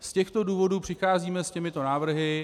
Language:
Czech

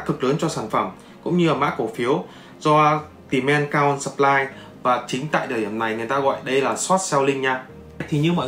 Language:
Vietnamese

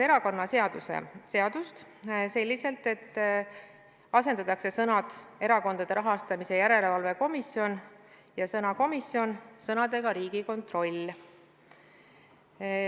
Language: Estonian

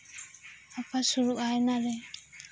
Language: Santali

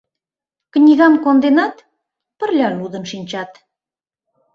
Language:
Mari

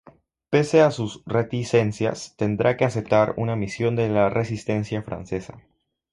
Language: Spanish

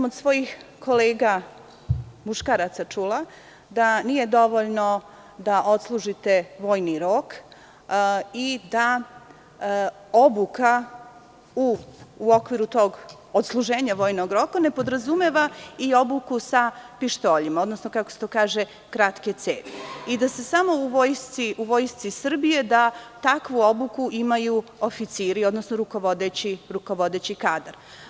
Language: Serbian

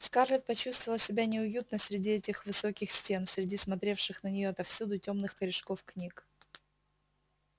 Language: Russian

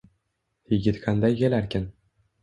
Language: Uzbek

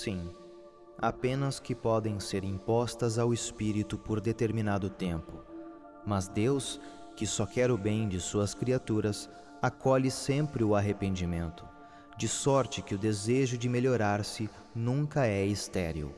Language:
Portuguese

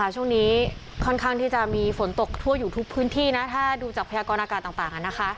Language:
Thai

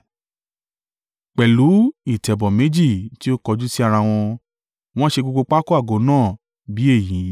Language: Yoruba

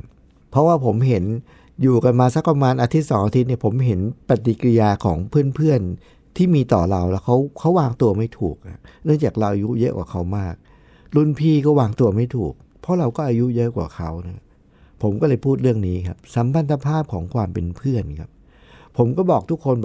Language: Thai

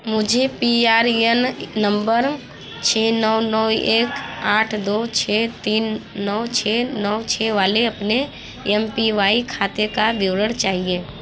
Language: Hindi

